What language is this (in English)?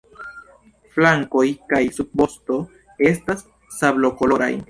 Esperanto